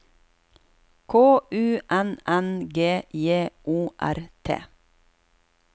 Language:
Norwegian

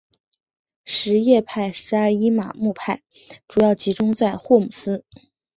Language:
Chinese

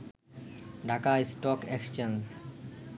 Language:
Bangla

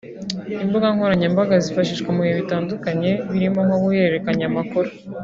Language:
Kinyarwanda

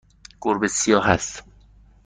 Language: Persian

